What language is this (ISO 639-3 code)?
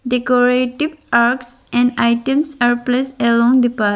eng